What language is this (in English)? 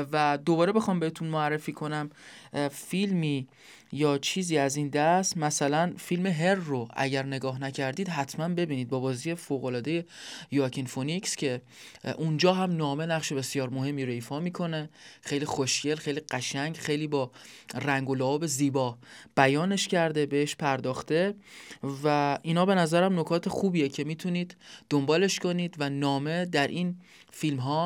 Persian